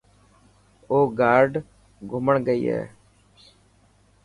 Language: Dhatki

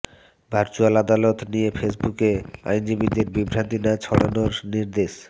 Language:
Bangla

